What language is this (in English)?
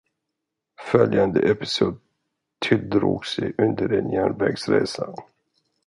Swedish